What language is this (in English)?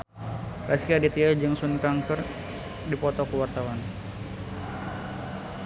Sundanese